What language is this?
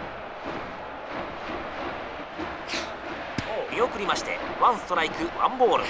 Japanese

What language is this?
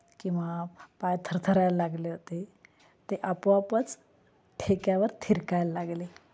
Marathi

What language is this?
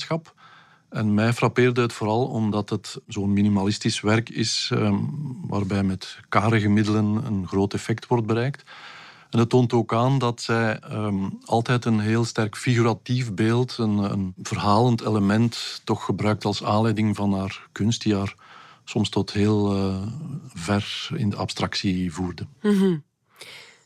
Dutch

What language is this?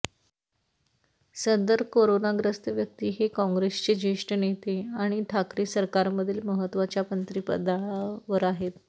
Marathi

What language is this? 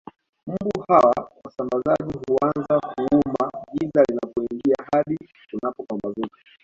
Swahili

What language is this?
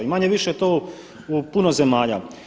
Croatian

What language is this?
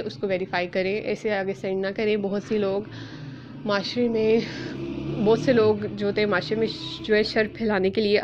Urdu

